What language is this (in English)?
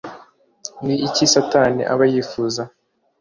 Kinyarwanda